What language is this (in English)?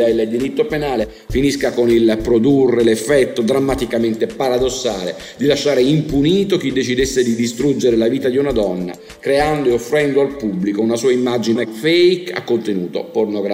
Italian